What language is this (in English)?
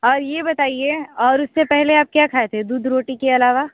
Hindi